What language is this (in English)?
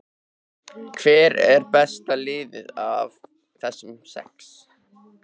Icelandic